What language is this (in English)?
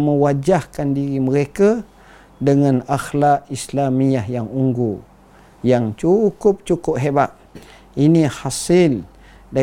Malay